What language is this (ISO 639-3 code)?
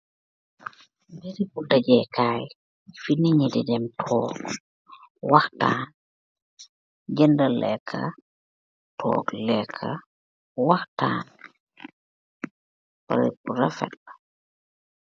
wol